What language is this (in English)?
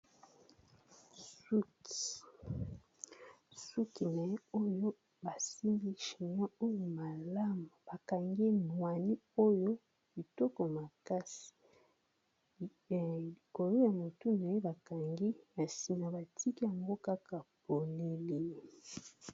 Lingala